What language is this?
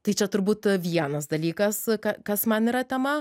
Lithuanian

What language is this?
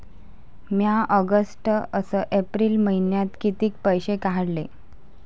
Marathi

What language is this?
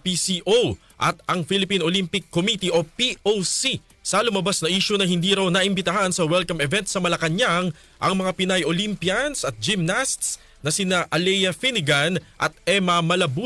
Filipino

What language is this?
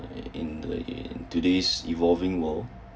English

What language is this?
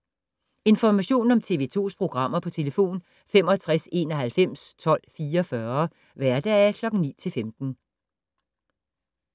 Danish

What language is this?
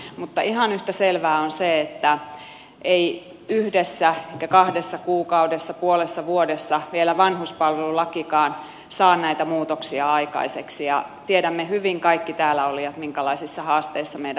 Finnish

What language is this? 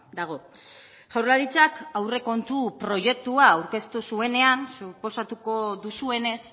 Basque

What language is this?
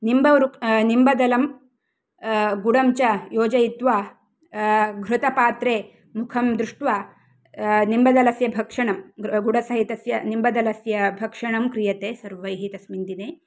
Sanskrit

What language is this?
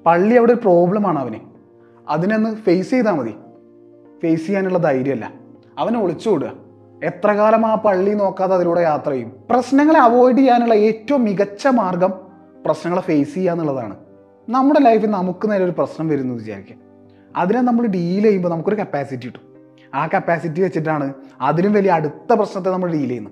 Malayalam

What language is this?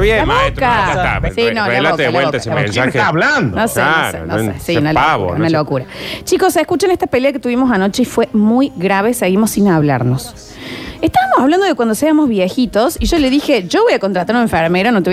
Spanish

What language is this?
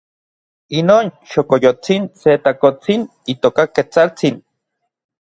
Orizaba Nahuatl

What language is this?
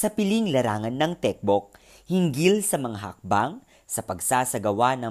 Filipino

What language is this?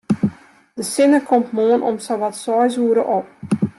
Western Frisian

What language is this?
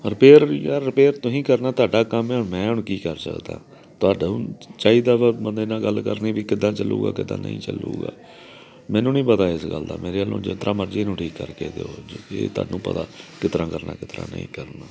Punjabi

